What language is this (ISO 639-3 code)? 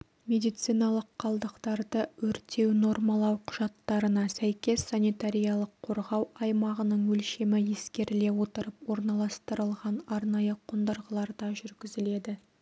kaz